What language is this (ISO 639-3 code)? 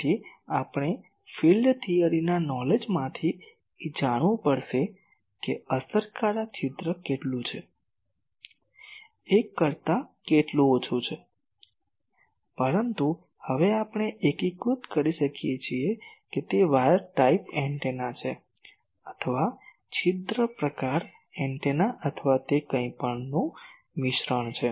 guj